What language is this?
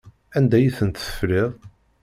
Kabyle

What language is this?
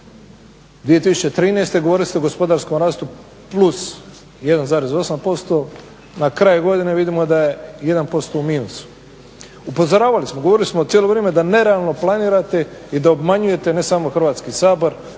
Croatian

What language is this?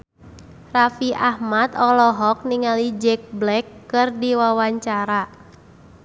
Sundanese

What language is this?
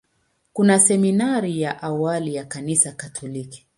Swahili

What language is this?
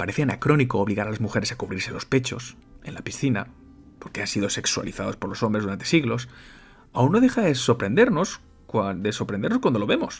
Spanish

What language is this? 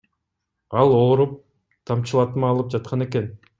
Kyrgyz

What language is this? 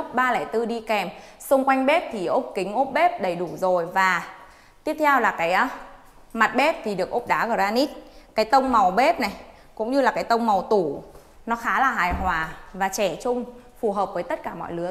Vietnamese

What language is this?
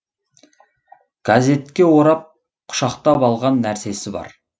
Kazakh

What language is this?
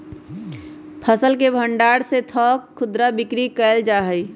Magahi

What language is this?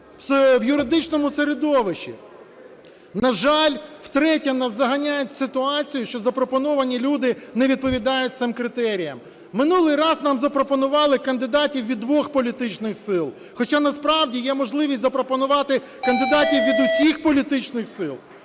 Ukrainian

